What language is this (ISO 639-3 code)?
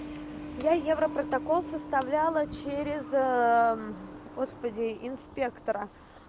rus